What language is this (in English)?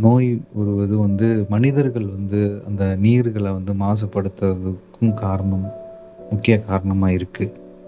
Tamil